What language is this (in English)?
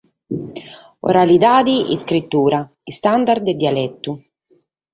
Sardinian